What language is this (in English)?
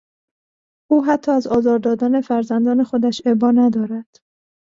Persian